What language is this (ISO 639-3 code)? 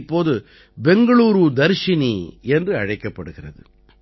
tam